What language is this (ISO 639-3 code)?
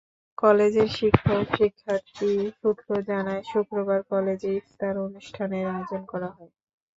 ben